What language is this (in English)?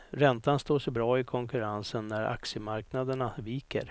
Swedish